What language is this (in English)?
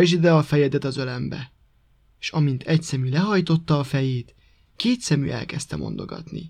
Hungarian